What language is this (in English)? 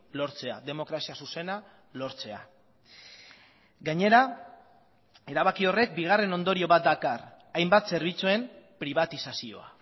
Basque